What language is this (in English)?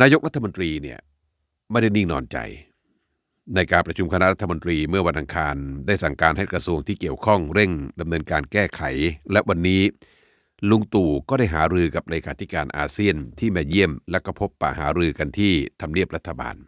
Thai